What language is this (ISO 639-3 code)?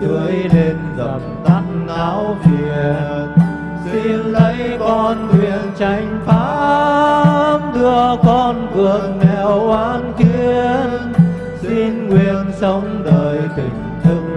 vie